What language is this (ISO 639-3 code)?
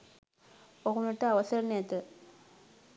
sin